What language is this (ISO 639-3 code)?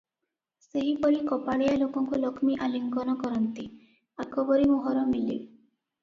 ori